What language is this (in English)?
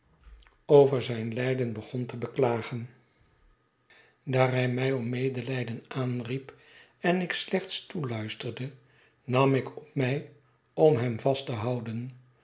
Dutch